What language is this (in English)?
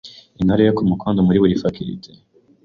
Kinyarwanda